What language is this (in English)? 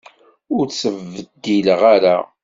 Kabyle